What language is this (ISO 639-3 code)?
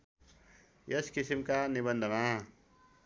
nep